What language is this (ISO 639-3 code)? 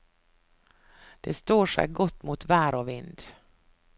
nor